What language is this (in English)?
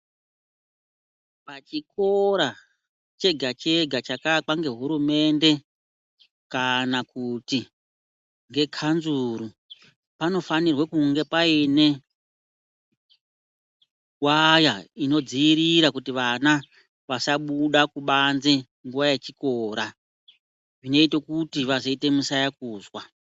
Ndau